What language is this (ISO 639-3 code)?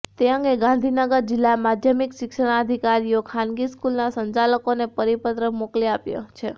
guj